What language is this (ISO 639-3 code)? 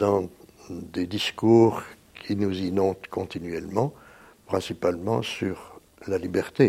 fra